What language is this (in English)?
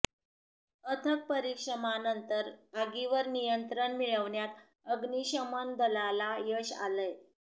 Marathi